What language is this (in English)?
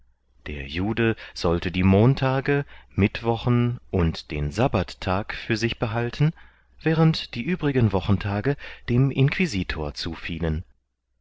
German